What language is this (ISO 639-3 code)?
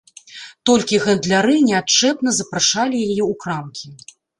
bel